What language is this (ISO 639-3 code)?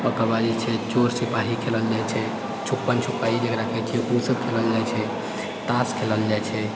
mai